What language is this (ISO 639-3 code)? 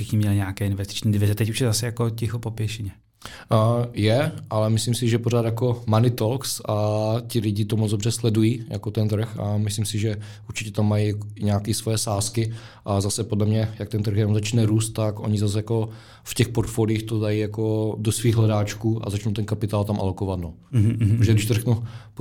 ces